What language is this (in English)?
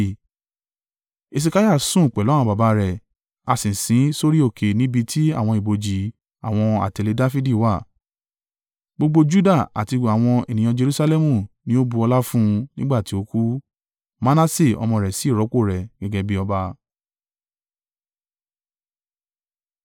Yoruba